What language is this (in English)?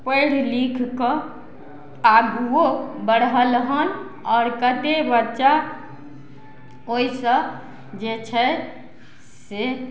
Maithili